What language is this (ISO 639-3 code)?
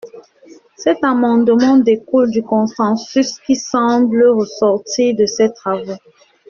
fra